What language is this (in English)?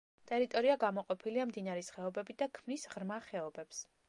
Georgian